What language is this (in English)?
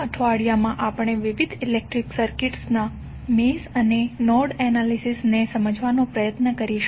Gujarati